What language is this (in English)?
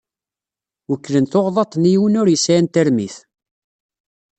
Kabyle